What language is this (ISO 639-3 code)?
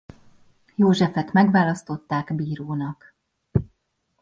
hun